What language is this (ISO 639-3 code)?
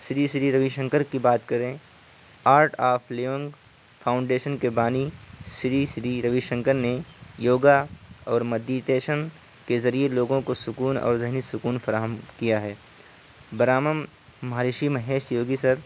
urd